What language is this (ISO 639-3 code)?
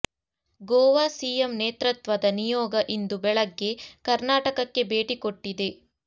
kan